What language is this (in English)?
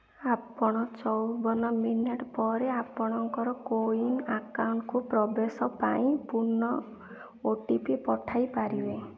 Odia